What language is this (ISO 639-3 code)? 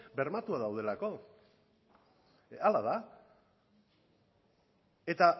eus